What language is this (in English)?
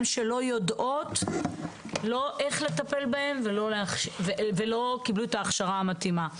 Hebrew